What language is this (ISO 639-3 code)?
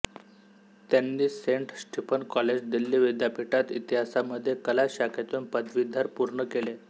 mar